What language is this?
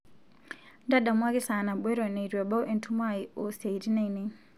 Masai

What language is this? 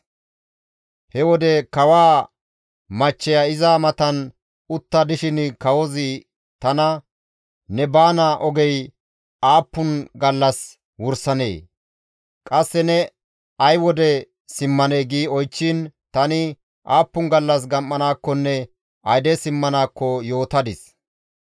Gamo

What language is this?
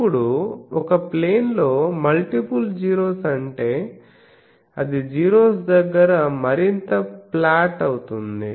Telugu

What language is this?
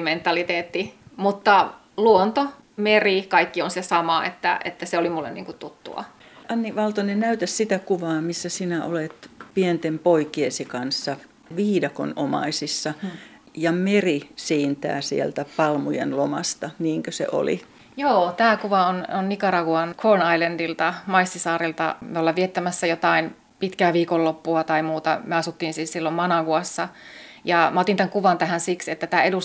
Finnish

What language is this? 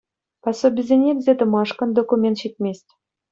Chuvash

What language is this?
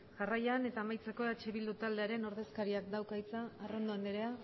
Basque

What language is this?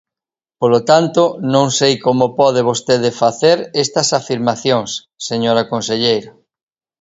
Galician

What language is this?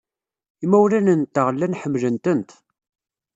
Kabyle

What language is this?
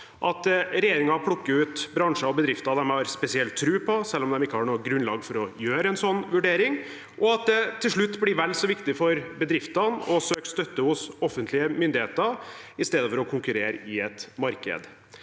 Norwegian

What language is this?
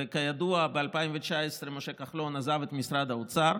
Hebrew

